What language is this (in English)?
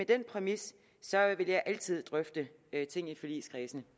Danish